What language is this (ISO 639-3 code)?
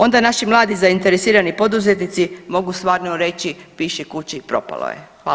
hrv